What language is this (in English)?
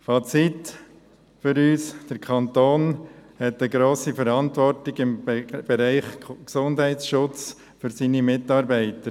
Swiss German